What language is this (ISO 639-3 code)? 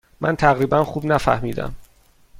fas